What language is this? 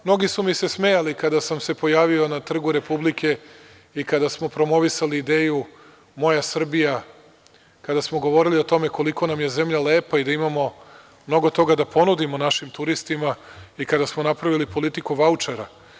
Serbian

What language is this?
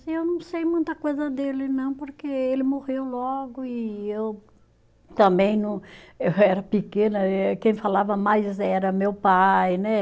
Portuguese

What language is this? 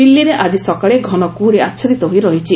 Odia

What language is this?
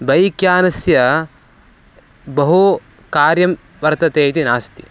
Sanskrit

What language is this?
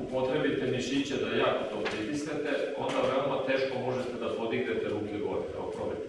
Serbian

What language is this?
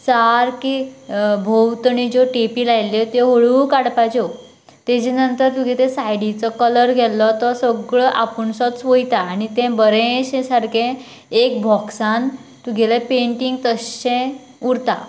Konkani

